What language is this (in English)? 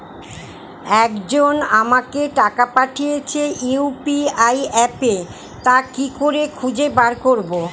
Bangla